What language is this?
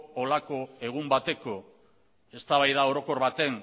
Basque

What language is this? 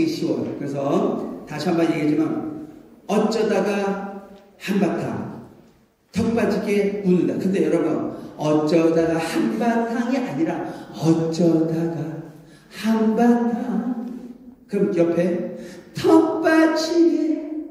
Korean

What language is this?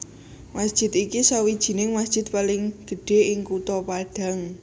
Javanese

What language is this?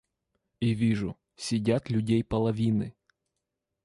Russian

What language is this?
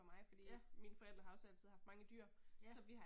Danish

